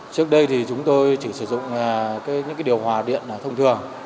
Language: Vietnamese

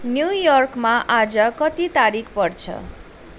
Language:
Nepali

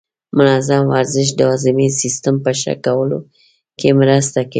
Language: Pashto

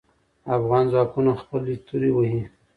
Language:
Pashto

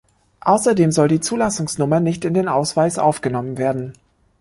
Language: German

